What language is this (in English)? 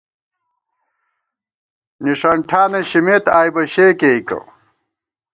Gawar-Bati